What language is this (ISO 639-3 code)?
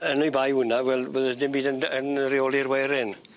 cym